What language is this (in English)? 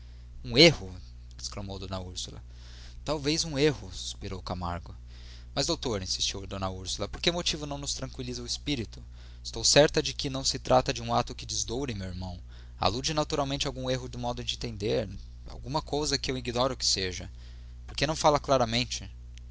Portuguese